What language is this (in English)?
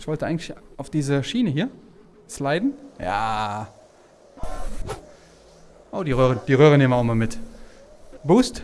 German